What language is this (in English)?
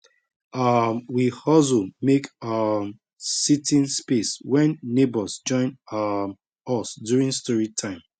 Nigerian Pidgin